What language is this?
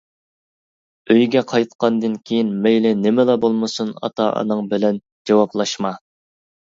Uyghur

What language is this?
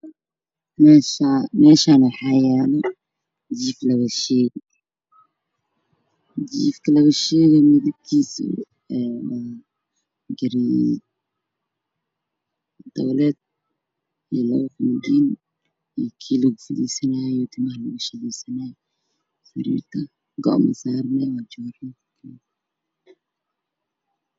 Somali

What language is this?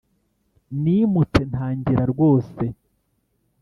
Kinyarwanda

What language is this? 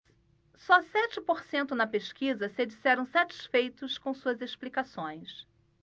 Portuguese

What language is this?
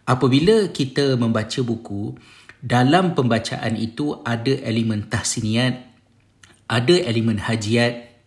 Malay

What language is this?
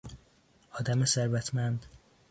Persian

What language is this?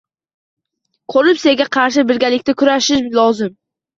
Uzbek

